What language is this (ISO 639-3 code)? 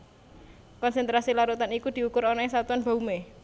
jav